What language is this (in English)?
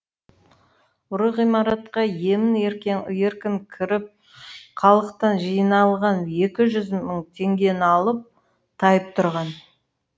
Kazakh